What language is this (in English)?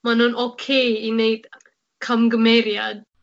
Welsh